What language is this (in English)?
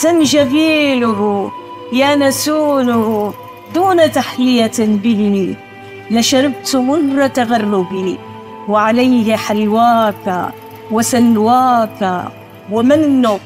Arabic